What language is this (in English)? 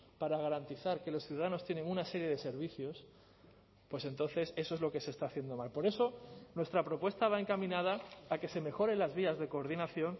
Spanish